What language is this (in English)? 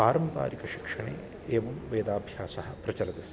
Sanskrit